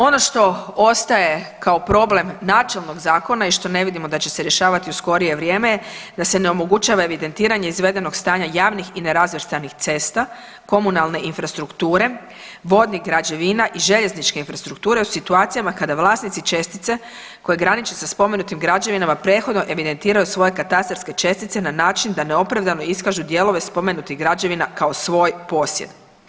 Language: Croatian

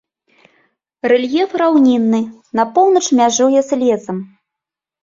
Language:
Belarusian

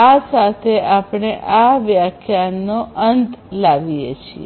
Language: Gujarati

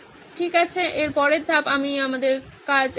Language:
Bangla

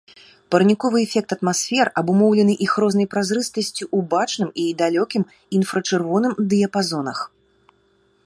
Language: Belarusian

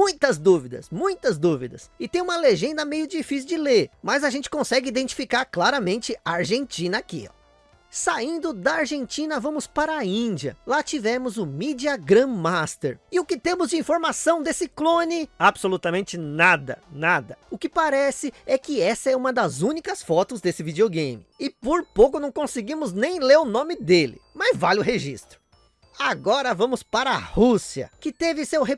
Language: Portuguese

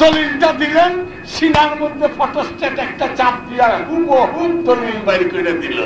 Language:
Turkish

